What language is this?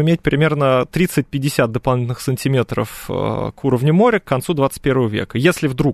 Russian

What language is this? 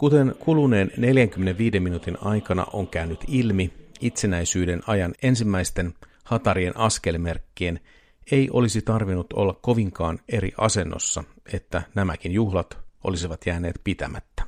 Finnish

